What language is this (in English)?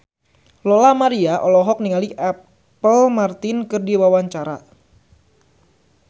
Sundanese